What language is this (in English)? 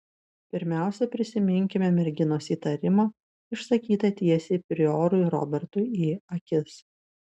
Lithuanian